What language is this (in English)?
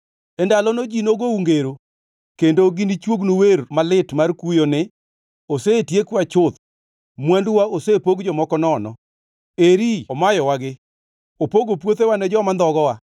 Luo (Kenya and Tanzania)